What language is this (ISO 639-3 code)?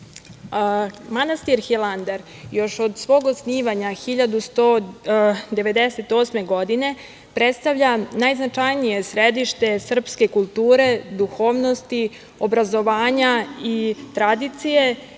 srp